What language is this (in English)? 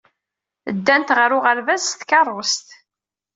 Kabyle